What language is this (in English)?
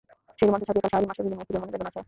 Bangla